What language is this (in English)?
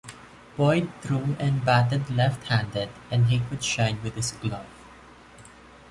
English